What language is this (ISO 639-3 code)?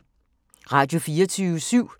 dan